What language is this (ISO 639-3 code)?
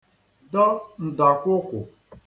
ibo